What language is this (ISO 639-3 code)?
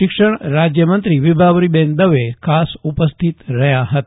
guj